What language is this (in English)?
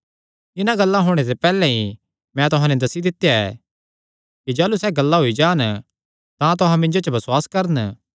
Kangri